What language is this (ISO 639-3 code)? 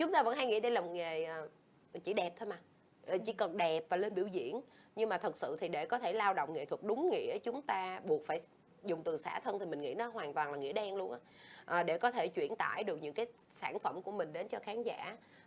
vie